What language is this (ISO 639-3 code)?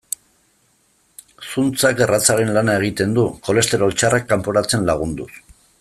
eus